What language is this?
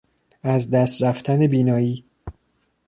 Persian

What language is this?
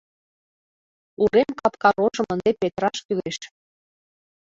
Mari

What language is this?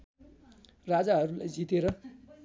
Nepali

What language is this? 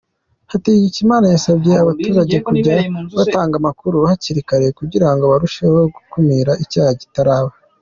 Kinyarwanda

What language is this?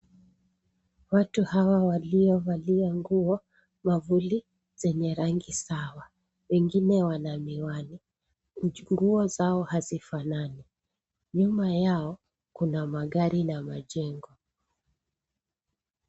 Swahili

